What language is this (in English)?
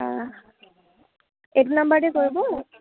Assamese